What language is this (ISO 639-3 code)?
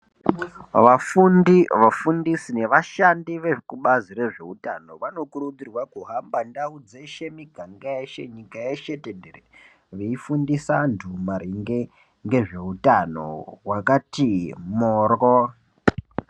ndc